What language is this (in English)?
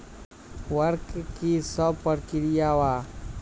Magahi